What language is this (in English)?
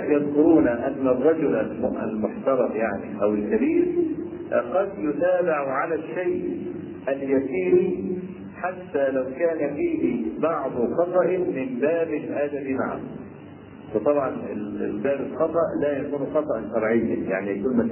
Arabic